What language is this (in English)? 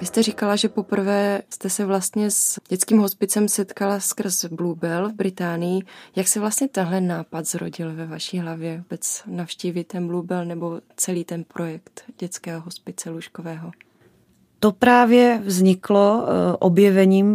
Czech